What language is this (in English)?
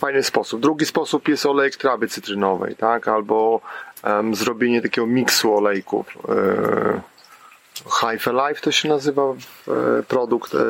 Polish